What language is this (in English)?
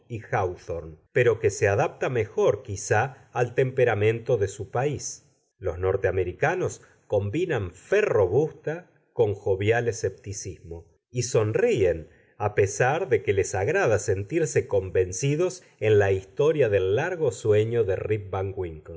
Spanish